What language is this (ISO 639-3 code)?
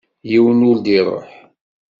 kab